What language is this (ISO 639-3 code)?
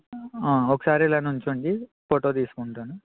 tel